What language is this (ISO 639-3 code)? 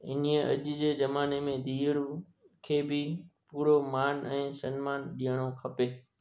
snd